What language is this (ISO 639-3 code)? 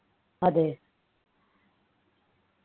mal